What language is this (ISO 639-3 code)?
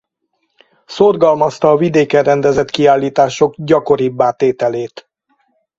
hun